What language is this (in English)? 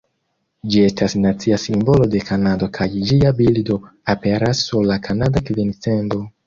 Esperanto